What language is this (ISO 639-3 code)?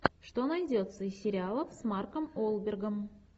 rus